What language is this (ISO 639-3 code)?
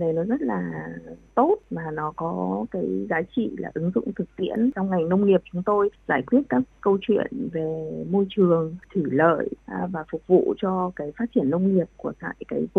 vie